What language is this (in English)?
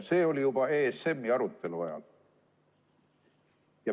Estonian